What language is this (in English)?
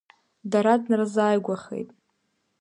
Abkhazian